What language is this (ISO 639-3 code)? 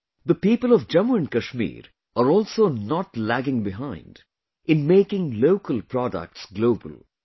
eng